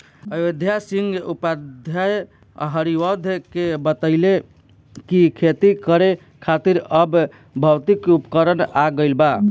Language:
Bhojpuri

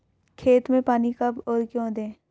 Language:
Hindi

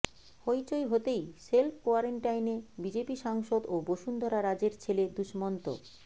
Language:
Bangla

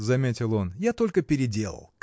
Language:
Russian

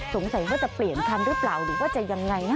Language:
Thai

